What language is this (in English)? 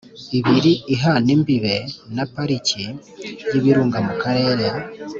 Kinyarwanda